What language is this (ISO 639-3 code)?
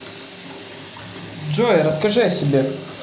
rus